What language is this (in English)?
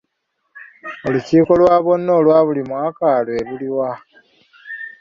Ganda